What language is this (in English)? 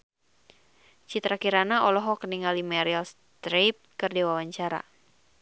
Sundanese